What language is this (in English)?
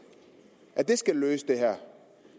Danish